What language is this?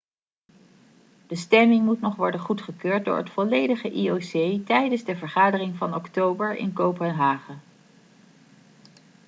Dutch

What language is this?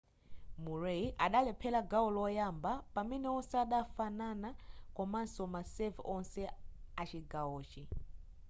Nyanja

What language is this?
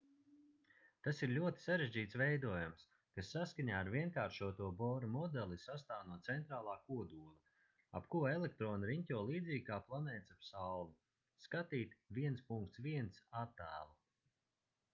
Latvian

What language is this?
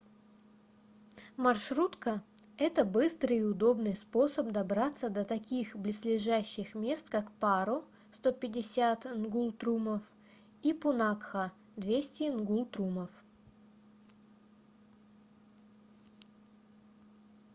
Russian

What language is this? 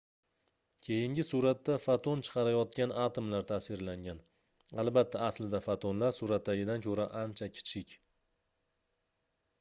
Uzbek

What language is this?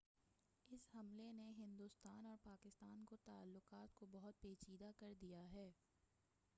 Urdu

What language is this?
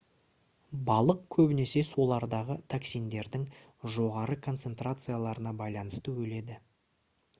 Kazakh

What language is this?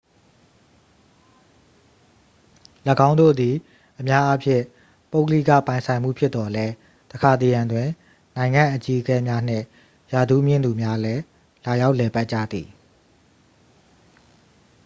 Burmese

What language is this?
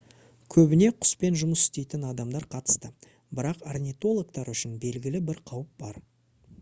Kazakh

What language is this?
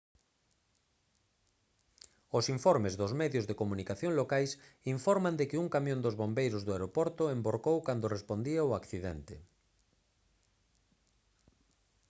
Galician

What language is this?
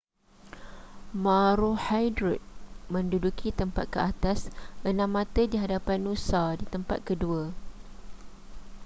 Malay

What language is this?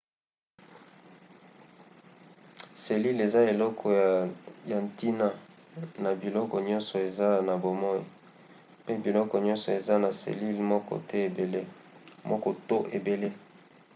Lingala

